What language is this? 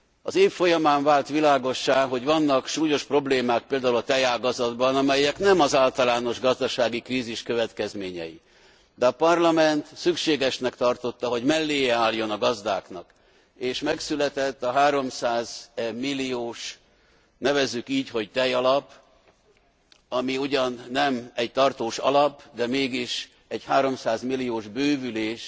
Hungarian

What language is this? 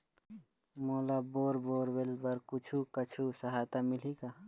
Chhattisgarhi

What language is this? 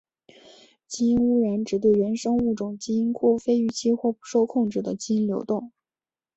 Chinese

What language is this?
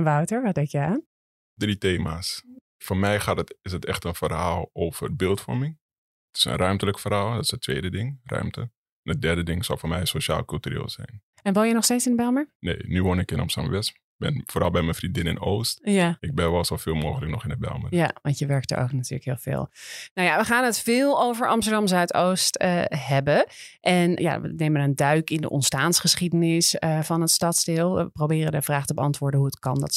Dutch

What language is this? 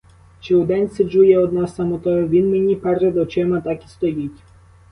Ukrainian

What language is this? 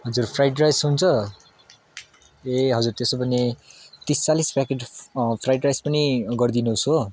Nepali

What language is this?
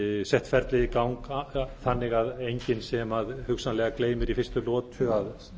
Icelandic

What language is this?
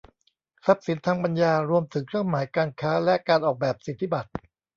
Thai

